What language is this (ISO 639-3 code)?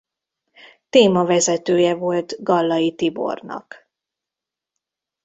hun